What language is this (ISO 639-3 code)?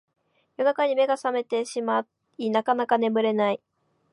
jpn